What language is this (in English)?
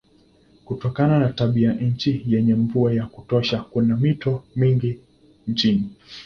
Swahili